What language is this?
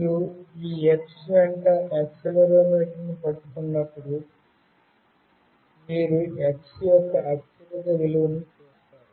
Telugu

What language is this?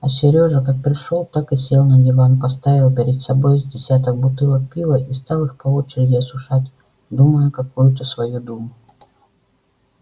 Russian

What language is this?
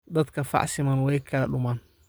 Somali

